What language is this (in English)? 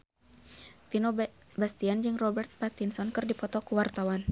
Sundanese